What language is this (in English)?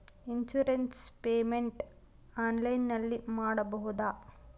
Kannada